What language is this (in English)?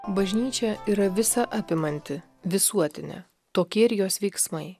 Lithuanian